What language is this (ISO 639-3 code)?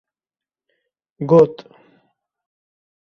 kur